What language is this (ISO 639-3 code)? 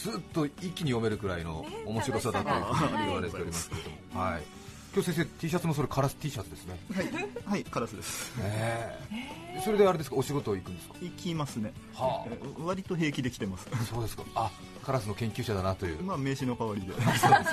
jpn